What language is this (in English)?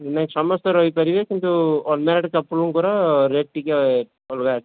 Odia